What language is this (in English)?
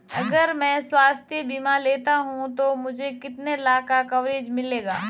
Hindi